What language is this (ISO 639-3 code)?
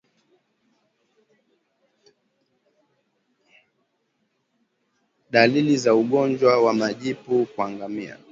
swa